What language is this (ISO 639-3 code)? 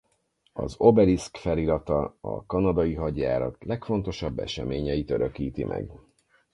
hun